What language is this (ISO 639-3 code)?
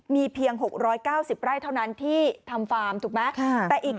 tha